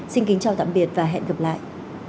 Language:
Vietnamese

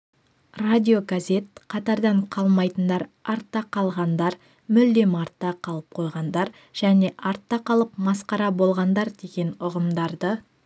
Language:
Kazakh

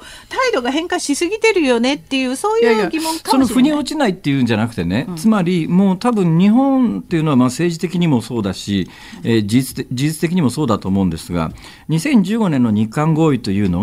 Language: Japanese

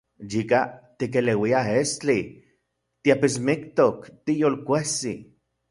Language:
Central Puebla Nahuatl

